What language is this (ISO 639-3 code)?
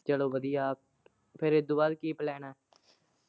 pan